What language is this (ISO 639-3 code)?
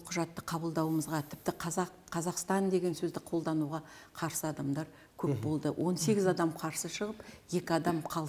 tur